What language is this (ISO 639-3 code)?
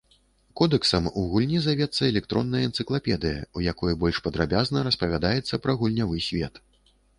bel